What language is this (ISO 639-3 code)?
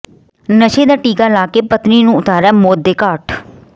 pan